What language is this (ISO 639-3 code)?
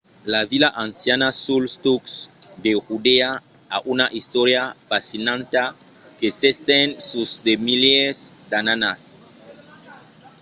oci